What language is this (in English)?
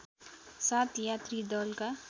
Nepali